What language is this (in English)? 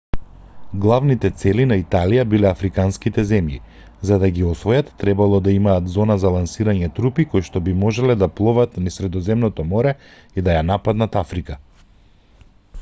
Macedonian